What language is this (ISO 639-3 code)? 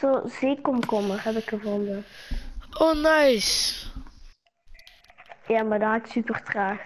nld